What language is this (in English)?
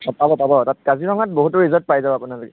Assamese